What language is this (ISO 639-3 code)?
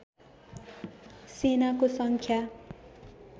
nep